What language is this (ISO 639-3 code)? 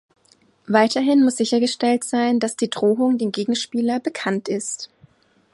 deu